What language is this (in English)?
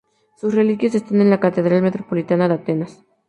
Spanish